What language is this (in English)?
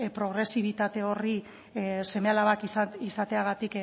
Basque